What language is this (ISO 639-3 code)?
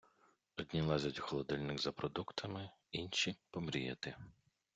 ukr